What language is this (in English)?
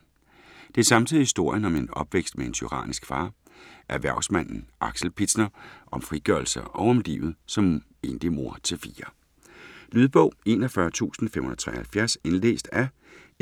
Danish